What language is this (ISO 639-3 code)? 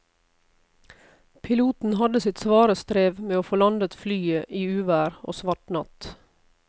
nor